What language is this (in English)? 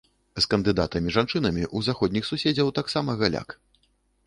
Belarusian